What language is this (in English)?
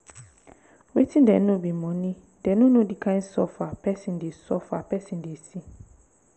Nigerian Pidgin